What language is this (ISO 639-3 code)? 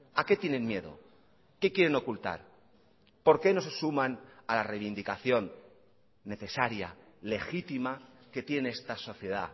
spa